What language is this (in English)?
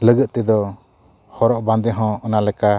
Santali